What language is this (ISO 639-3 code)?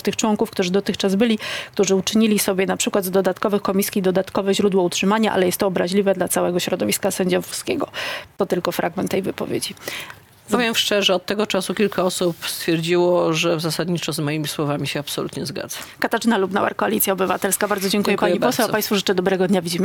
pol